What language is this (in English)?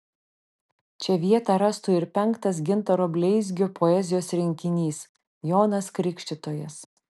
Lithuanian